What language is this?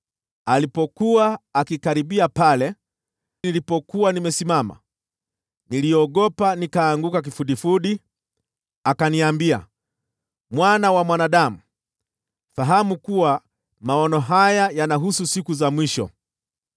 Swahili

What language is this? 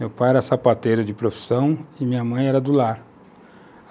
Portuguese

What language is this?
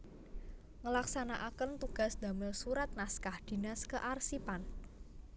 Javanese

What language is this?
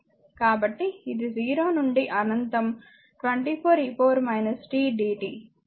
Telugu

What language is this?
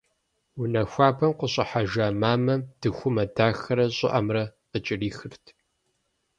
Kabardian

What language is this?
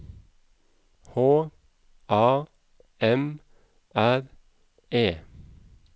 Norwegian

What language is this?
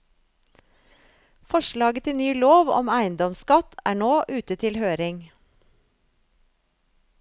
Norwegian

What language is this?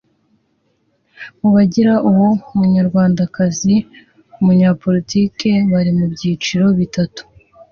Kinyarwanda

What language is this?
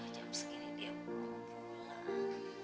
Indonesian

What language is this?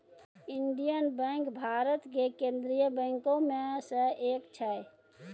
Maithili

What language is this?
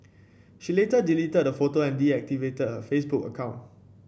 English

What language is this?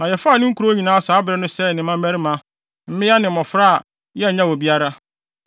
Akan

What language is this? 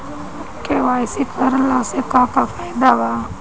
Bhojpuri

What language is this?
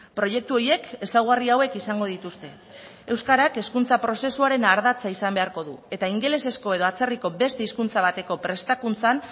Basque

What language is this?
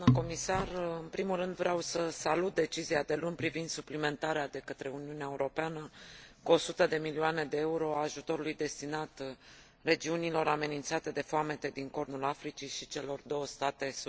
Romanian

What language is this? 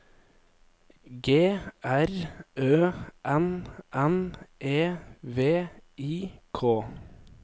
Norwegian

